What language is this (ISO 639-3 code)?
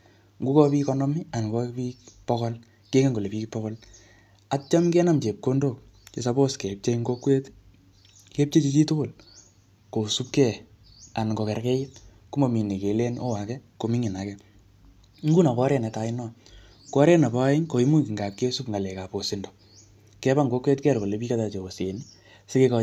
kln